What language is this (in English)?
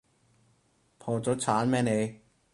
Cantonese